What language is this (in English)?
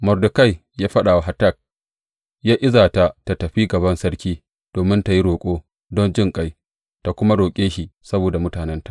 Hausa